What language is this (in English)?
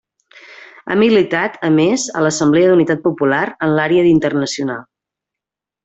Catalan